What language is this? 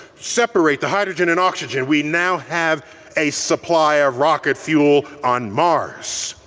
English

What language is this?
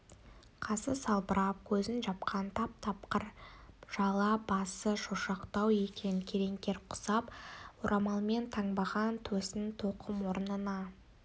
Kazakh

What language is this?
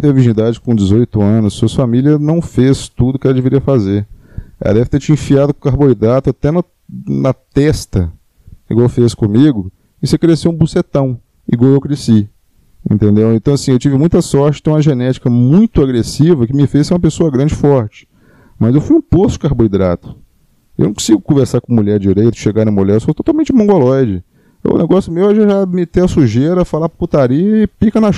Portuguese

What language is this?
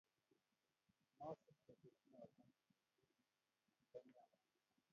Kalenjin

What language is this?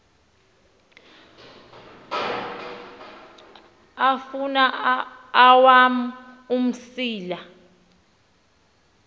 Xhosa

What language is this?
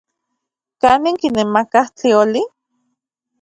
Central Puebla Nahuatl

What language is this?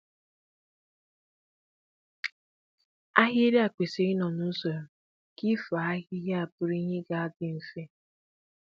Igbo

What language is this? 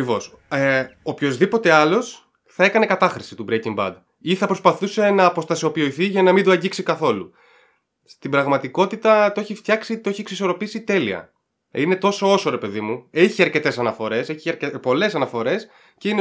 Greek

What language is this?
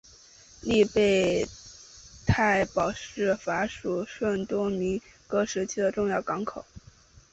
Chinese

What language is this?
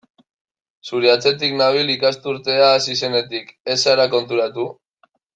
Basque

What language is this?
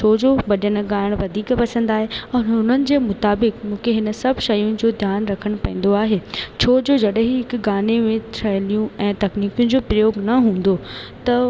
Sindhi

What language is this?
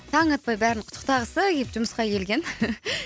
Kazakh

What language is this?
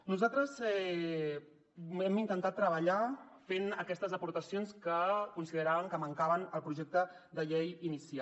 Catalan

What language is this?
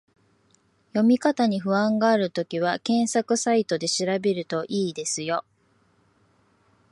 Japanese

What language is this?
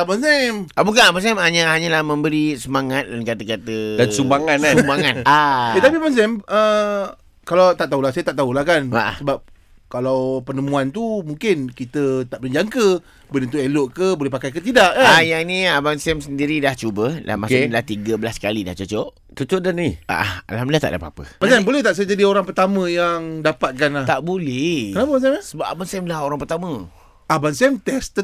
Malay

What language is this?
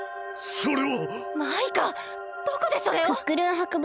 Japanese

